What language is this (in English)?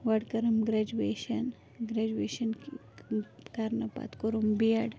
Kashmiri